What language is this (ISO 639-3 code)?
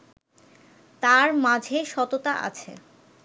ben